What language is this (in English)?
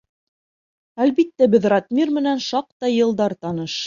Bashkir